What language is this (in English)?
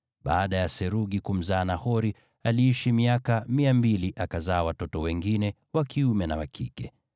Swahili